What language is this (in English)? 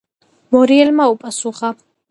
Georgian